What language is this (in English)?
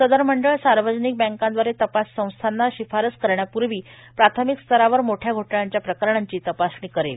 Marathi